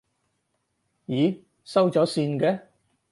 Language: Cantonese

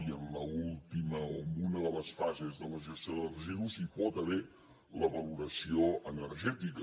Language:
Catalan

